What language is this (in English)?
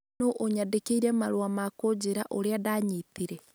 Kikuyu